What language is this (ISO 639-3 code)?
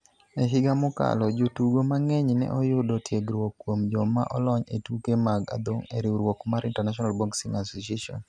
luo